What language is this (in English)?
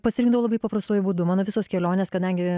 Lithuanian